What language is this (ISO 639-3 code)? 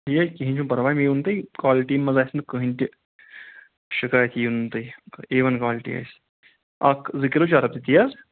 kas